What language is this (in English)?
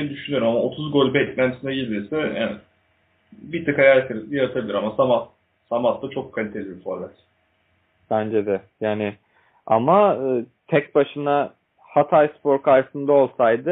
Turkish